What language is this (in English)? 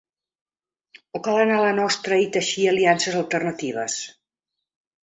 Catalan